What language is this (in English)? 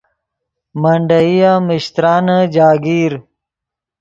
Yidgha